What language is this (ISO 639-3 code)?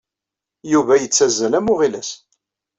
kab